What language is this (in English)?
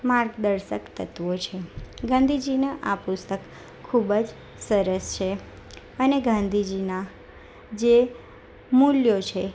Gujarati